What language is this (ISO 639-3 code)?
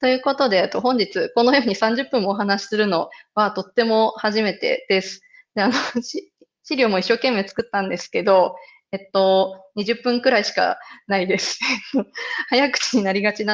jpn